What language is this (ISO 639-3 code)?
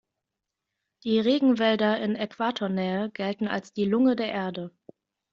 deu